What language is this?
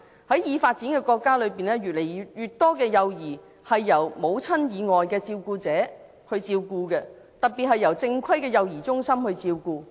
Cantonese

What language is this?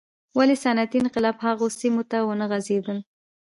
Pashto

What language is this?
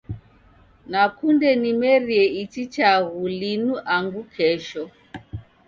Taita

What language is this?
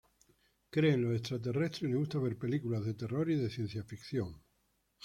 Spanish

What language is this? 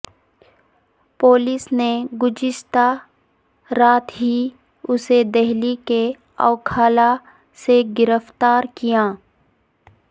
Urdu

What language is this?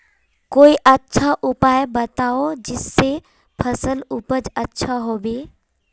Magahi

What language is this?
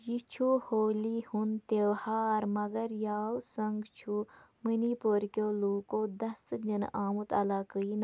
Kashmiri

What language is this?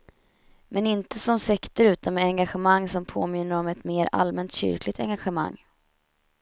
Swedish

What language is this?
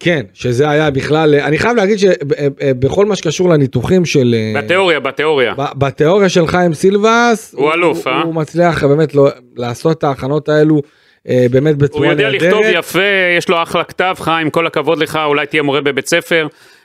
Hebrew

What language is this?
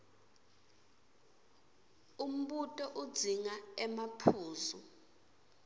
Swati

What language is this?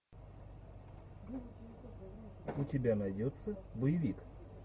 Russian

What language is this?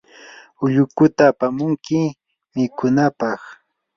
Yanahuanca Pasco Quechua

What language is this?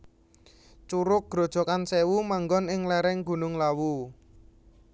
Javanese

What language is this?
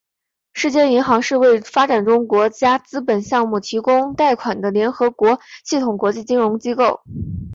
Chinese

